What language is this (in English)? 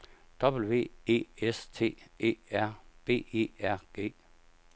Danish